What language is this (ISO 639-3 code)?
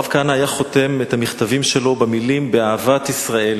heb